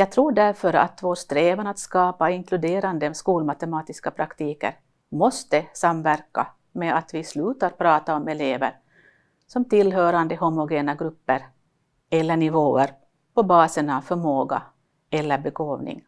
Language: Swedish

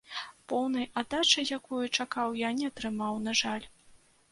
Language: Belarusian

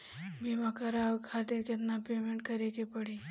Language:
Bhojpuri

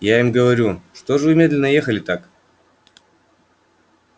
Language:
Russian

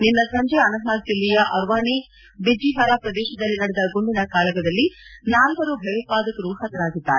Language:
Kannada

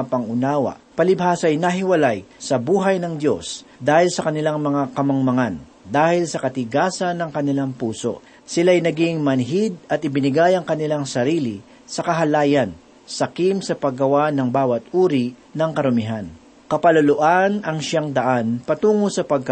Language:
Filipino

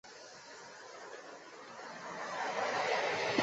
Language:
Chinese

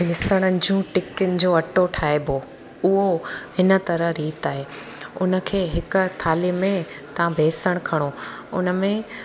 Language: Sindhi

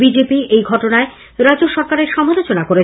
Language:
Bangla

